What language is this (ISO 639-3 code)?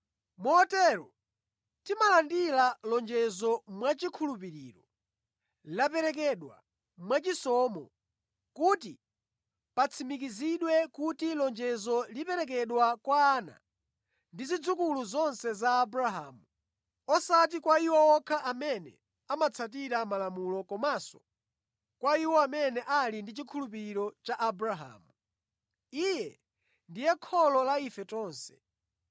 nya